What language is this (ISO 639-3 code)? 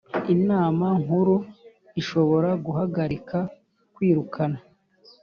kin